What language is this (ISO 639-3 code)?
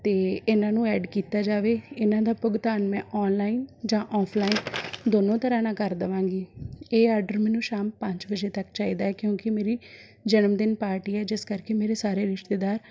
pan